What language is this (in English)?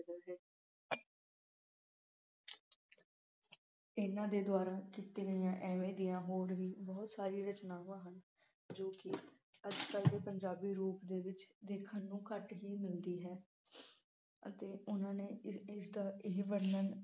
Punjabi